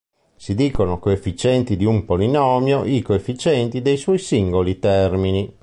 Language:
Italian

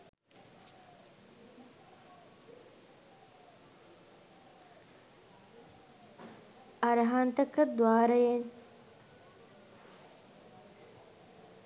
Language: Sinhala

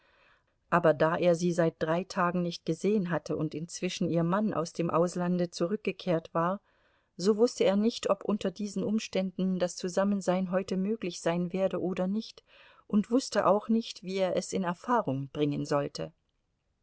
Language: German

